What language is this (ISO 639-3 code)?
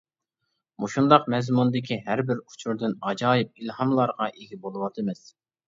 uig